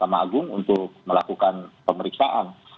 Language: Indonesian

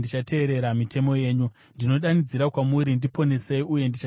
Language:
Shona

